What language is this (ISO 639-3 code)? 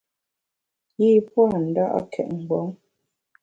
bax